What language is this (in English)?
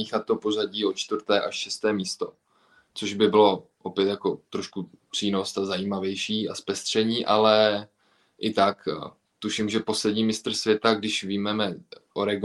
Czech